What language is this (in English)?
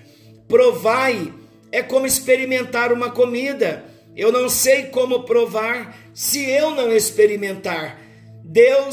Portuguese